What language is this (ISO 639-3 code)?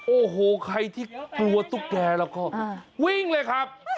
tha